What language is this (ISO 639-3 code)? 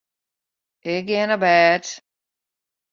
fry